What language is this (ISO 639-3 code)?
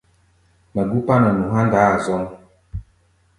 gba